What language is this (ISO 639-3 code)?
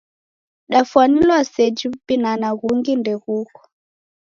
dav